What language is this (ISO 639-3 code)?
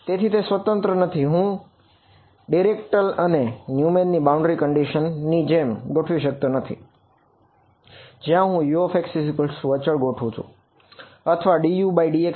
guj